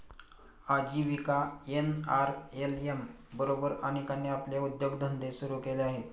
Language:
Marathi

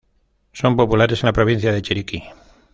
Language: Spanish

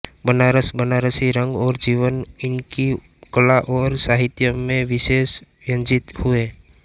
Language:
Hindi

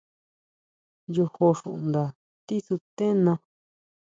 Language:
Huautla Mazatec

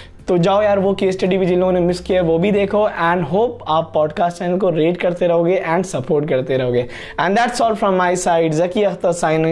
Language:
Hindi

